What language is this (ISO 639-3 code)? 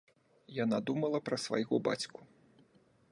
bel